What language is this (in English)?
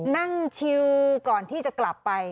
Thai